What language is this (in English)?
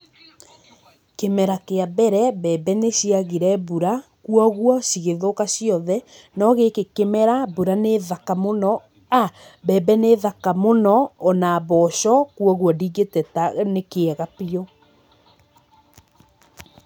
Kikuyu